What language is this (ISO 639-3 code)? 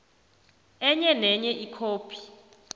nbl